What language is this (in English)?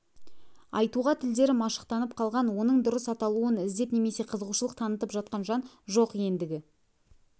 Kazakh